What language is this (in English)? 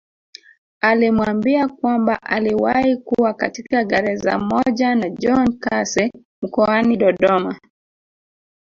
Swahili